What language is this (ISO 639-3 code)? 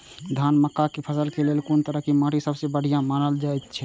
mai